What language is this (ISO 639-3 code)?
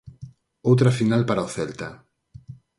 glg